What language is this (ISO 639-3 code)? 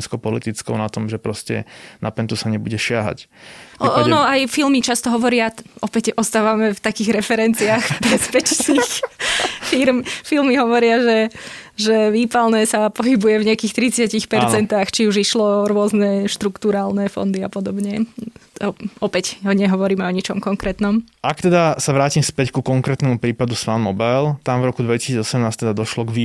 slk